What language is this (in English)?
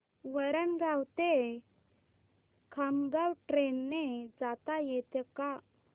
Marathi